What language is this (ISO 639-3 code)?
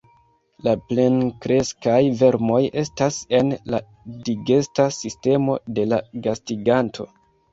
epo